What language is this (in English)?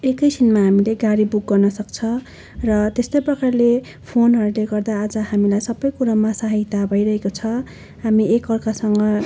Nepali